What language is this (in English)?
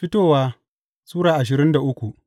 Hausa